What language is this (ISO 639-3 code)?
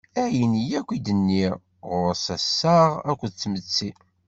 kab